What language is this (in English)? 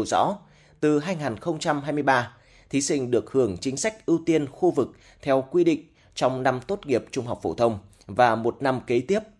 Vietnamese